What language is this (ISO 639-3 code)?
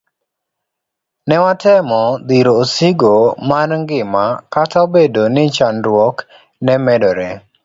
luo